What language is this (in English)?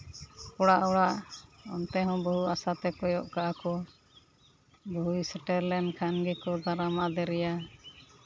Santali